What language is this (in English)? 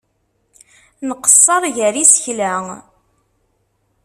Kabyle